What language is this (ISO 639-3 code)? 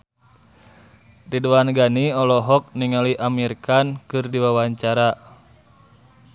sun